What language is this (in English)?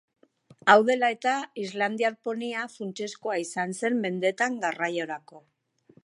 Basque